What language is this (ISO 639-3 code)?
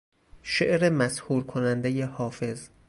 fas